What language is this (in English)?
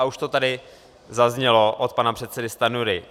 Czech